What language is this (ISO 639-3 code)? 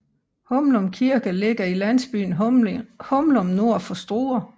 dan